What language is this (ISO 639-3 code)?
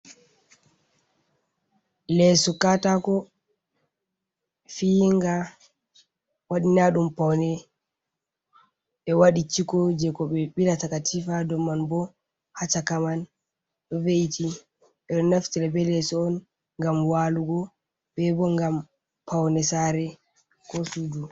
ful